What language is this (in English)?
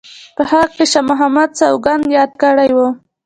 Pashto